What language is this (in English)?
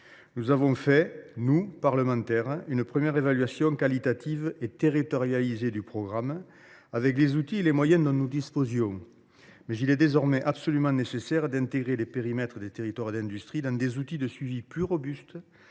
French